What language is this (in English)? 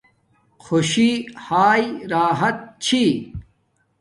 Domaaki